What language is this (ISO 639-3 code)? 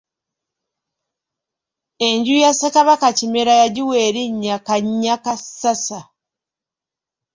lug